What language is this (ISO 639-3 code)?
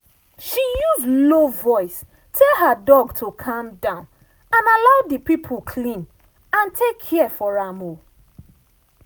pcm